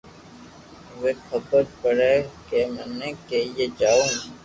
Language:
Loarki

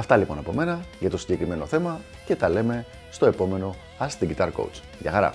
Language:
Greek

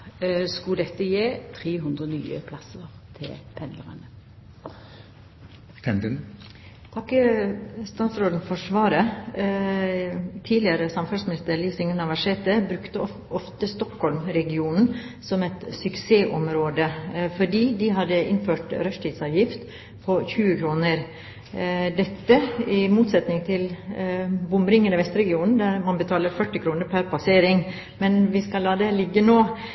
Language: Norwegian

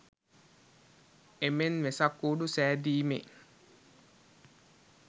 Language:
Sinhala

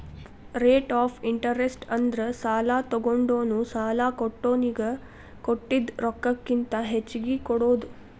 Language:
Kannada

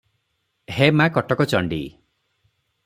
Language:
Odia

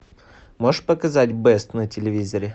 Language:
Russian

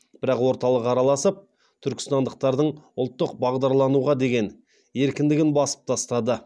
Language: Kazakh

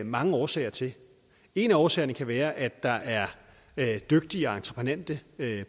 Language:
Danish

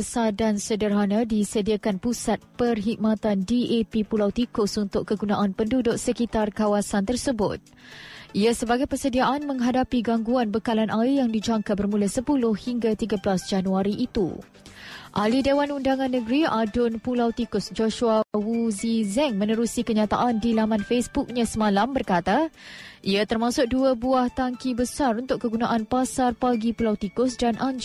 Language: Malay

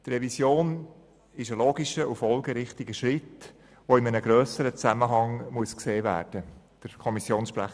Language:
Swiss German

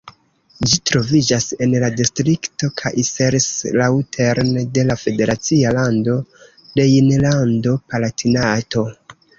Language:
Esperanto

